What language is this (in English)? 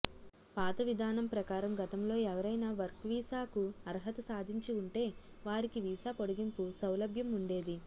Telugu